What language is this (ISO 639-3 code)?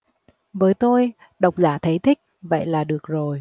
vie